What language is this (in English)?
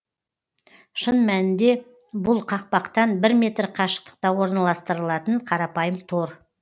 Kazakh